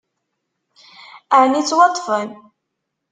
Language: Kabyle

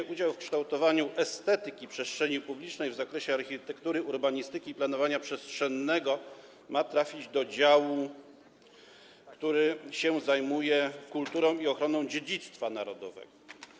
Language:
Polish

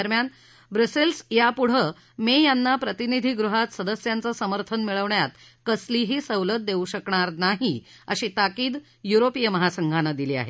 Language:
Marathi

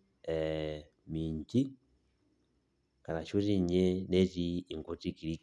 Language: Masai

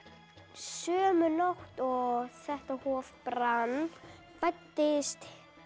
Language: Icelandic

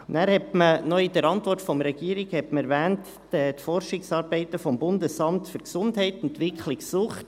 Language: Swiss German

